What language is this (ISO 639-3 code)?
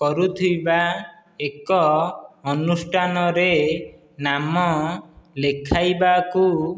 ori